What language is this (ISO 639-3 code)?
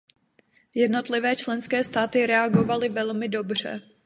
ces